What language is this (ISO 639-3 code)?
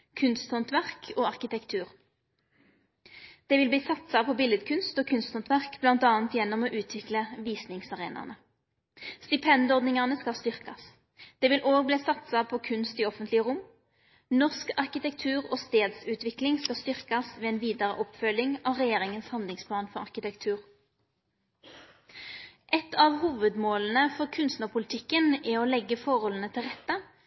nno